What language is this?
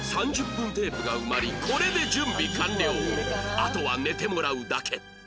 Japanese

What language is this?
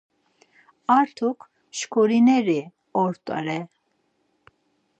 Laz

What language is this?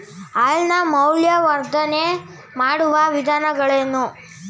Kannada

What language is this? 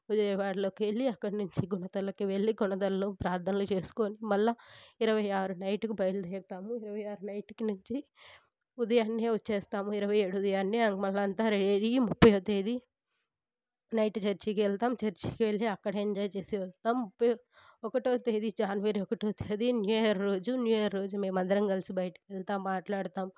Telugu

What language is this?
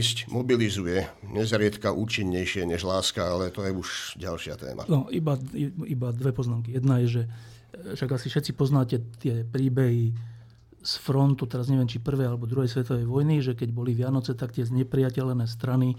Slovak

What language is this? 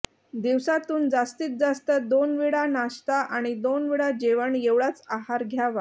Marathi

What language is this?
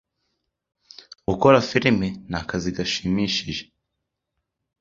Kinyarwanda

